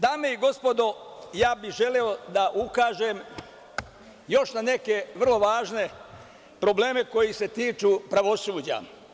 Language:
Serbian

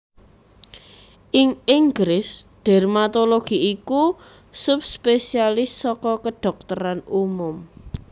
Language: Javanese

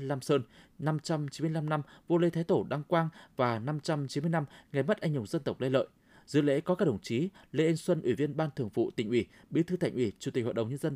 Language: Vietnamese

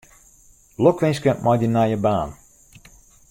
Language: Western Frisian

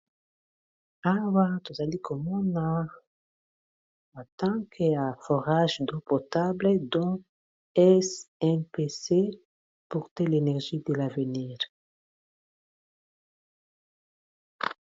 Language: Lingala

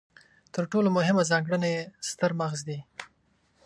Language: Pashto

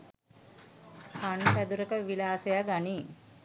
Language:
Sinhala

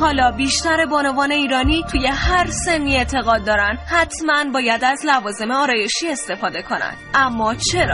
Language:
Persian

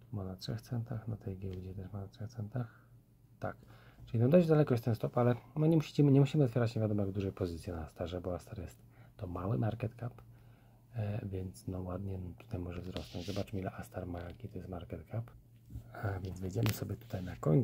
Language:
Polish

